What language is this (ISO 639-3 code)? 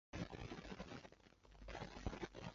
zho